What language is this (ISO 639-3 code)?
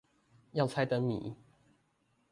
zho